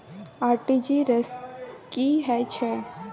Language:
Maithili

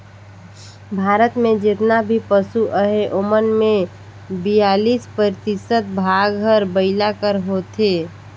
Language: Chhattisgarhi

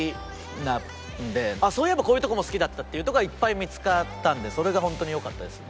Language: Japanese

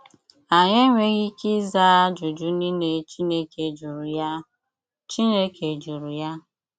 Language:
Igbo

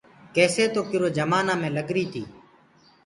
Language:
Gurgula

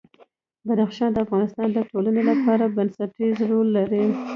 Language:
Pashto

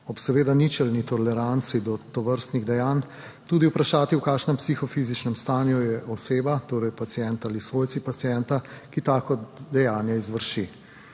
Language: Slovenian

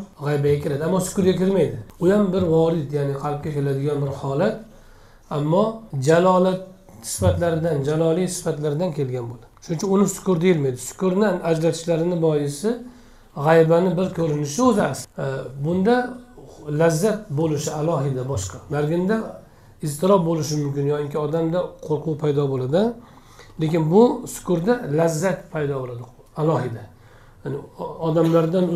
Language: Turkish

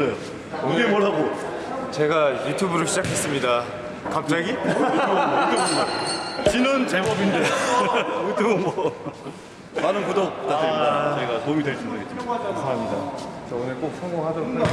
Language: Korean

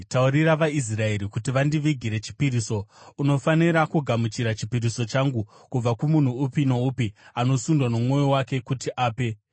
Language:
Shona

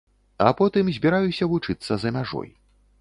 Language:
Belarusian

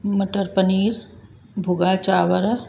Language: Sindhi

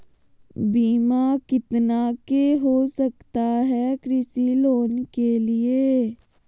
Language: Magahi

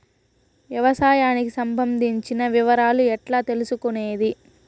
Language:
Telugu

